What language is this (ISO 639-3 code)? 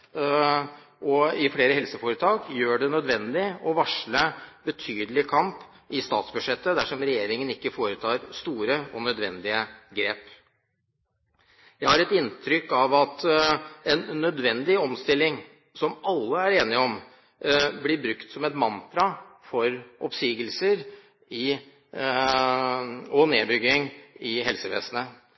nob